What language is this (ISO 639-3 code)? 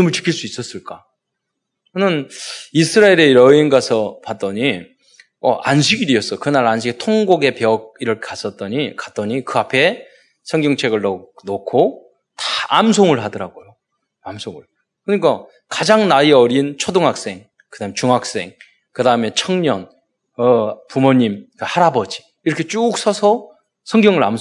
kor